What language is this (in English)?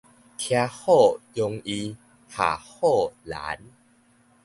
Min Nan Chinese